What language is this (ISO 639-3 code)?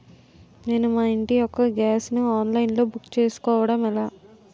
tel